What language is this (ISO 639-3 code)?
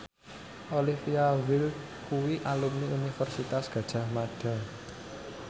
jav